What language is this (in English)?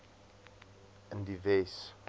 Afrikaans